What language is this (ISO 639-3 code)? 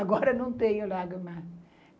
por